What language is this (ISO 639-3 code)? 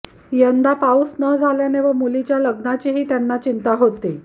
mar